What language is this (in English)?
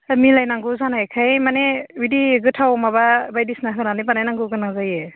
Bodo